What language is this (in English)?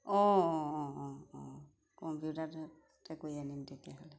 Assamese